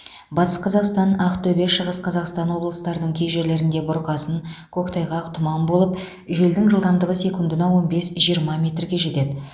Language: Kazakh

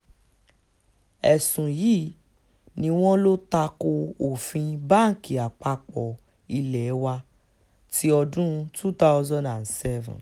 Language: Yoruba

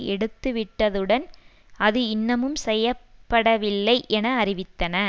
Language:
Tamil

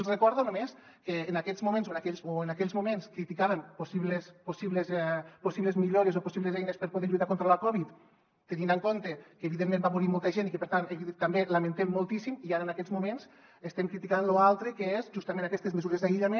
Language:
Catalan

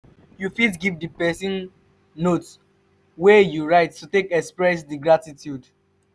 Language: Nigerian Pidgin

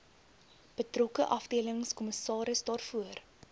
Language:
Afrikaans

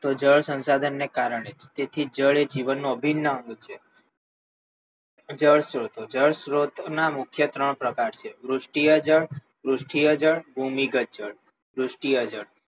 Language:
Gujarati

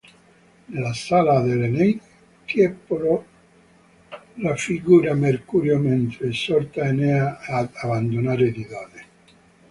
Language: Italian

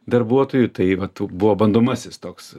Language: Lithuanian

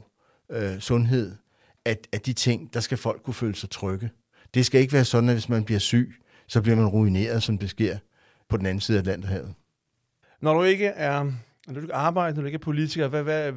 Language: Danish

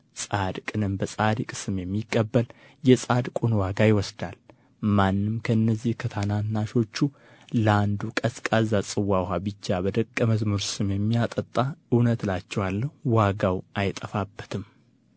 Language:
Amharic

